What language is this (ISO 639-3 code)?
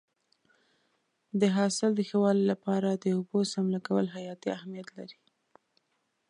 pus